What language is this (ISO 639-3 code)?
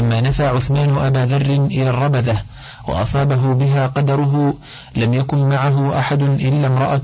ara